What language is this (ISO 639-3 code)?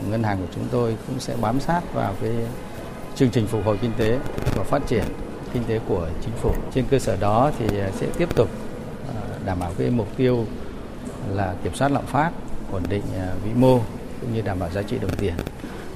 vie